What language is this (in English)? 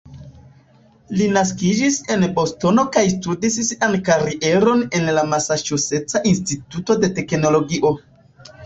Esperanto